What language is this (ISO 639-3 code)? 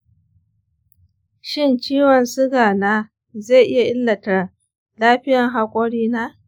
hau